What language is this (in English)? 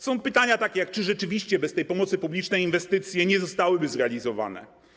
Polish